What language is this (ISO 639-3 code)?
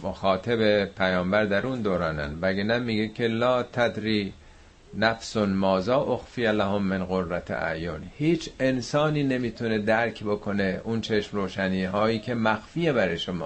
fas